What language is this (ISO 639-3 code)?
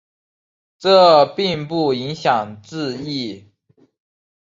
zho